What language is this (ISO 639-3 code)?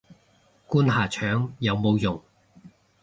yue